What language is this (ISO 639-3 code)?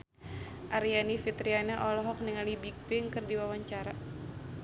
sun